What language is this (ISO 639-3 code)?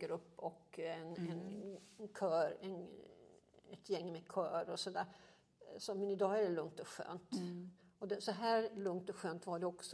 swe